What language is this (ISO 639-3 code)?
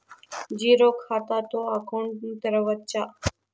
tel